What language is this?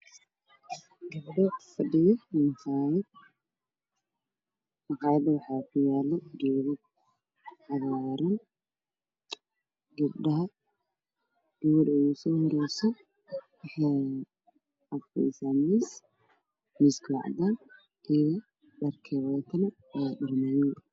Somali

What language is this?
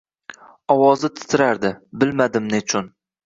Uzbek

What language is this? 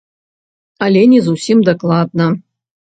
Belarusian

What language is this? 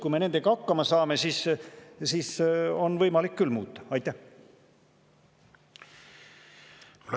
Estonian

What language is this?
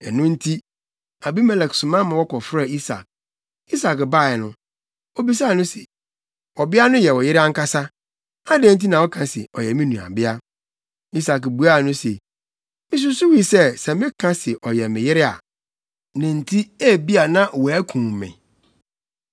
Akan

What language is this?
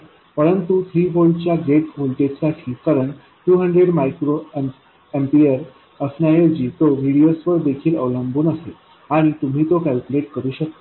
Marathi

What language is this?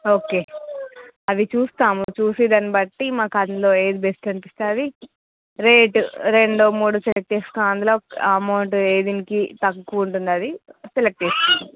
Telugu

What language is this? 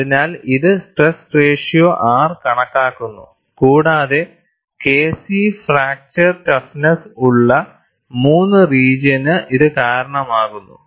Malayalam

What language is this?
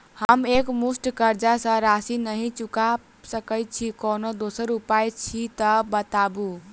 Maithili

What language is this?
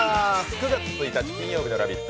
Japanese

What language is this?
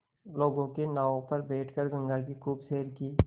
Hindi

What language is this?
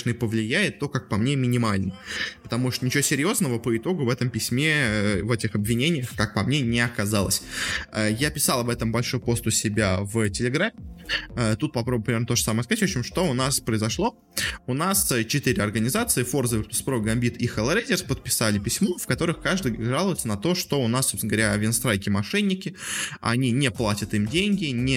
Russian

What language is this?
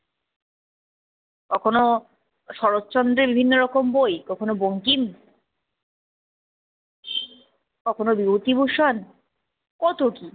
Bangla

